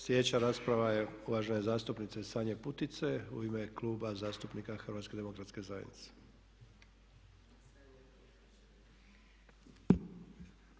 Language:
Croatian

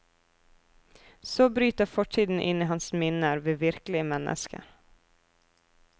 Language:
Norwegian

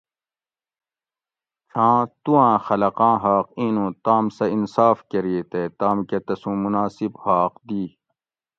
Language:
Gawri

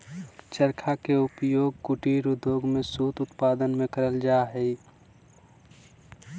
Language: Magahi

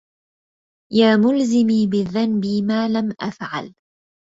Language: Arabic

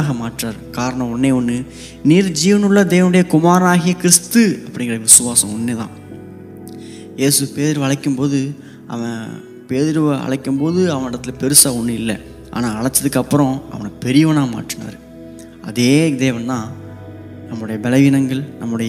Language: Tamil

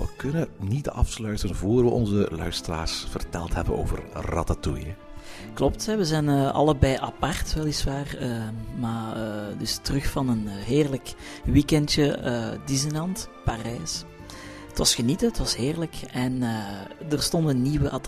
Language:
Dutch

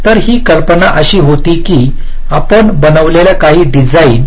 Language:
Marathi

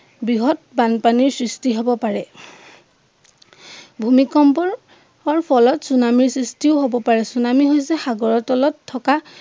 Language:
Assamese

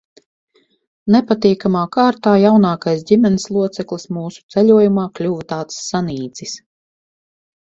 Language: Latvian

